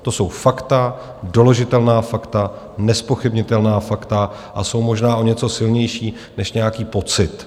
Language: Czech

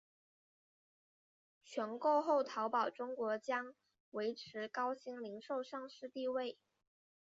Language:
Chinese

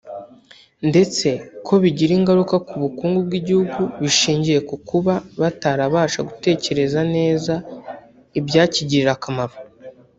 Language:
Kinyarwanda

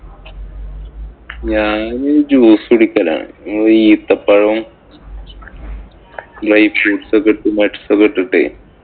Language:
Malayalam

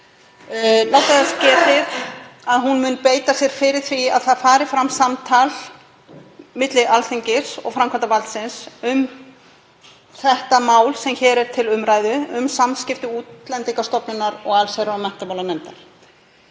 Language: Icelandic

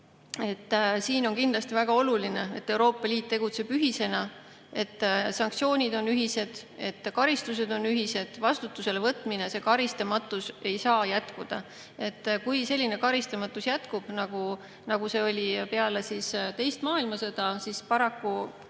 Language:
Estonian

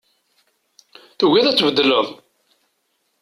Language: Kabyle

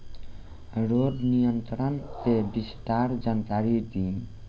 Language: Bhojpuri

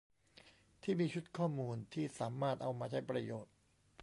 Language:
Thai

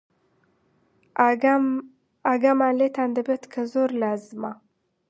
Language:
Central Kurdish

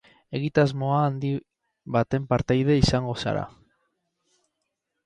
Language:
Basque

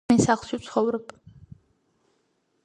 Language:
Georgian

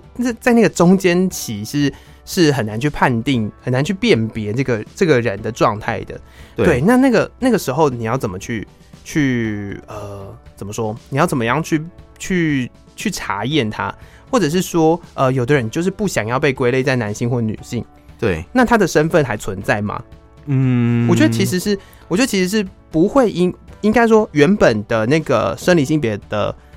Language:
Chinese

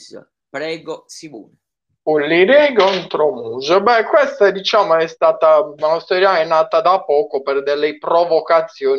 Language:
Italian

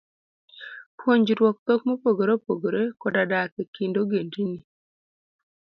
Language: Luo (Kenya and Tanzania)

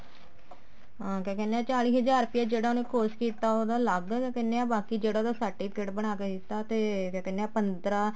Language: Punjabi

